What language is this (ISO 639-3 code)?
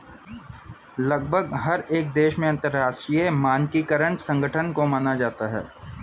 hin